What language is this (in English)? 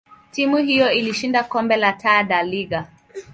Swahili